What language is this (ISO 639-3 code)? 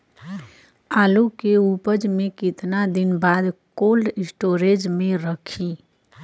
bho